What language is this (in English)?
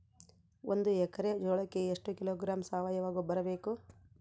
Kannada